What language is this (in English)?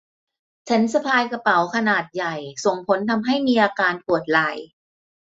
Thai